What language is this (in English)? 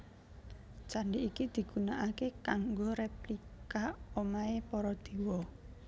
Javanese